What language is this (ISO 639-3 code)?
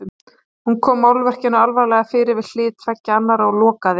isl